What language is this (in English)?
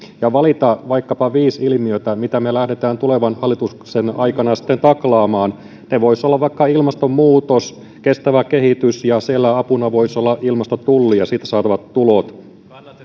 Finnish